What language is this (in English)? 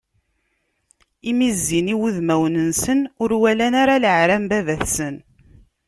Kabyle